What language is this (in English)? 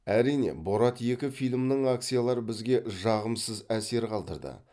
Kazakh